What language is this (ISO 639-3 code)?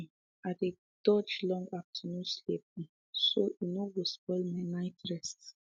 pcm